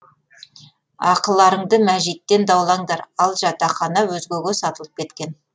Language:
Kazakh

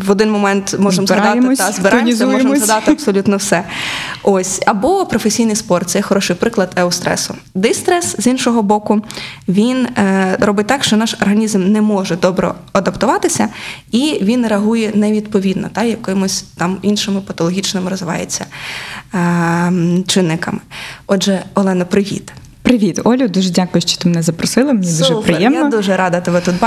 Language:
Ukrainian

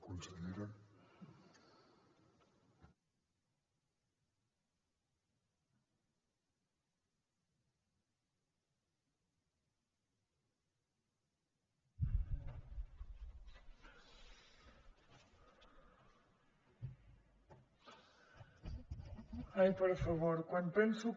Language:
Catalan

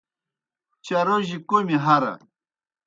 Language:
Kohistani Shina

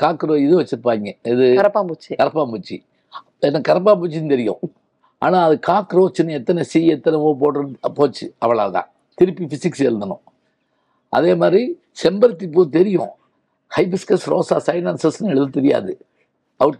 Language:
Tamil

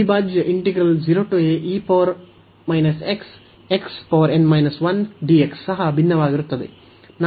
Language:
Kannada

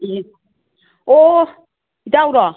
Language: Manipuri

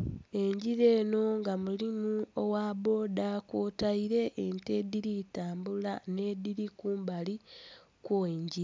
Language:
Soga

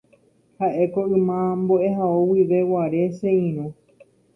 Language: Guarani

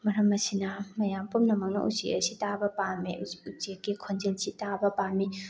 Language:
Manipuri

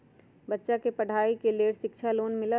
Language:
Magahi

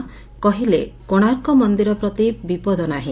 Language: Odia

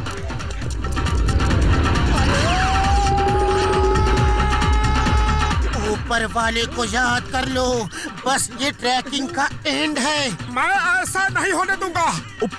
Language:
Hindi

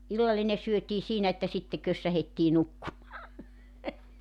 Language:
Finnish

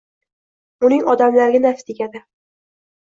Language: Uzbek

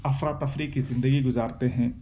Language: Urdu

